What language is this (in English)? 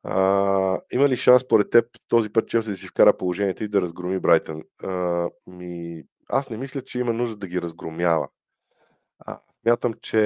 Bulgarian